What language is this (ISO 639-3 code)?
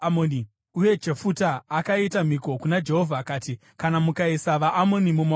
sna